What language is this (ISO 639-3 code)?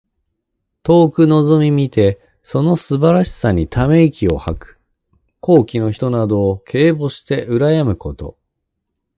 jpn